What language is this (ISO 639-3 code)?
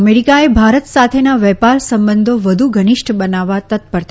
guj